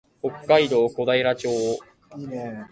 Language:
Japanese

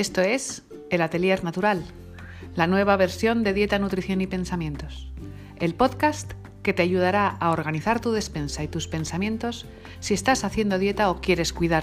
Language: Spanish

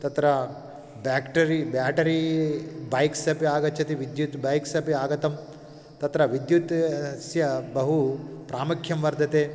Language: Sanskrit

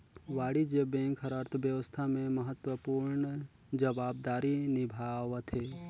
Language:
Chhattisgarhi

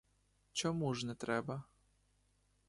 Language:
Ukrainian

